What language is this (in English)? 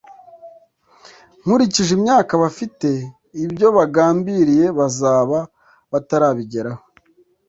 Kinyarwanda